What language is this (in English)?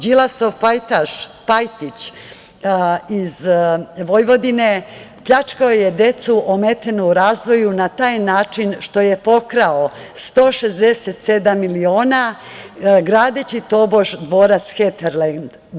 Serbian